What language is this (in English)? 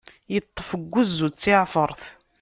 Kabyle